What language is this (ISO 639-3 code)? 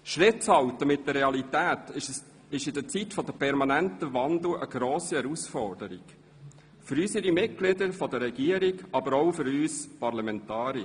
gsw